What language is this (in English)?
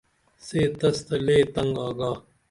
Dameli